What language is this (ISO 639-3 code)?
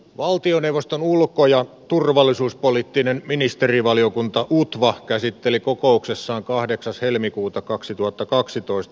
fin